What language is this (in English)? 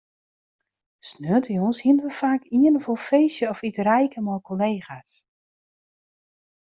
Western Frisian